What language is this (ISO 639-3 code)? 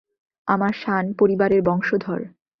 ben